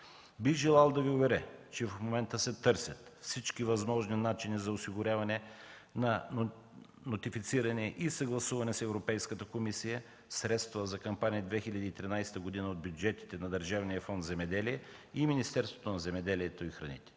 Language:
Bulgarian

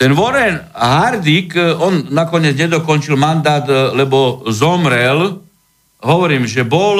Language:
Slovak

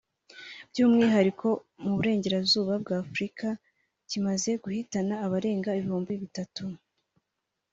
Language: Kinyarwanda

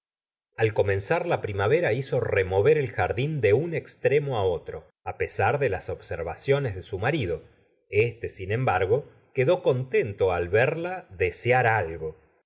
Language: Spanish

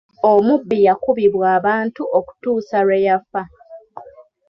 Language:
Ganda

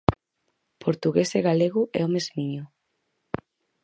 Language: Galician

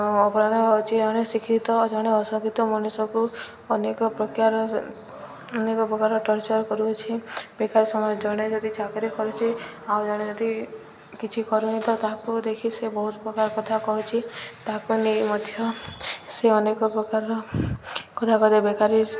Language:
Odia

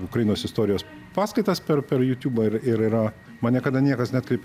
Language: Lithuanian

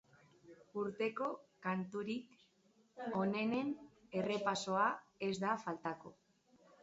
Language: Basque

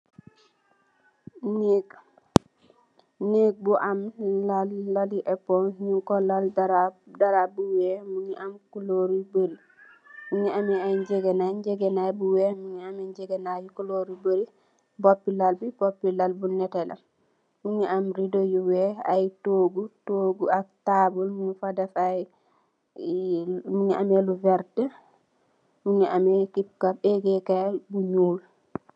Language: Wolof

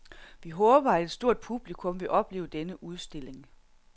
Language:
Danish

